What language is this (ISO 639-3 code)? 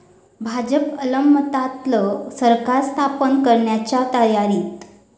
mar